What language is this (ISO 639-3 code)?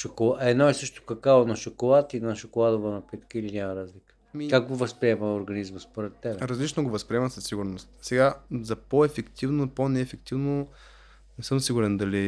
bul